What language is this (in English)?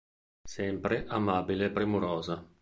Italian